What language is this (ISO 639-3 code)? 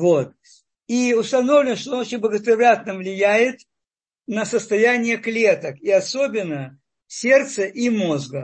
rus